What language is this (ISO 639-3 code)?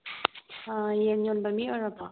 mni